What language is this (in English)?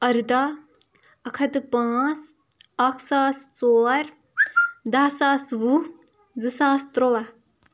Kashmiri